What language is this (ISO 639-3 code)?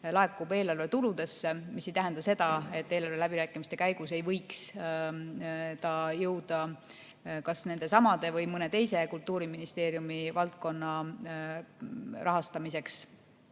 est